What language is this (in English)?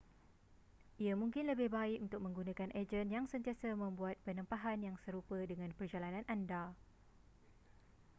Malay